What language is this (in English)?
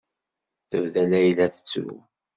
Kabyle